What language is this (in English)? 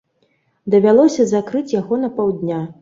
Belarusian